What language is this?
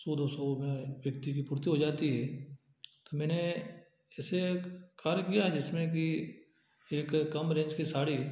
Hindi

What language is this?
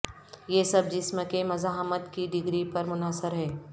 Urdu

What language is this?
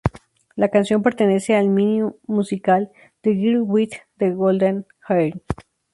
Spanish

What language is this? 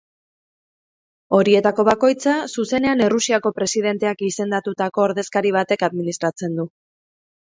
Basque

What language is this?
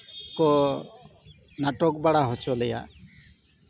Santali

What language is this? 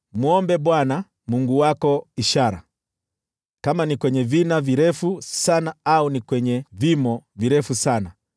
Swahili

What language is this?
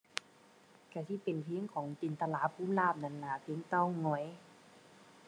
Thai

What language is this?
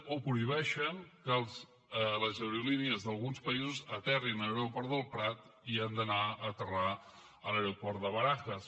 Catalan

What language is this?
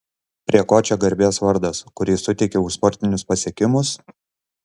Lithuanian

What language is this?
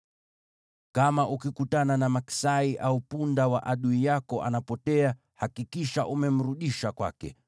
Swahili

